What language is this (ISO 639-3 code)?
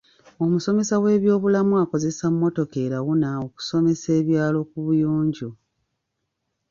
lug